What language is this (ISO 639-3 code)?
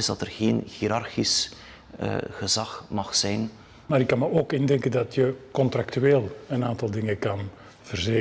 nld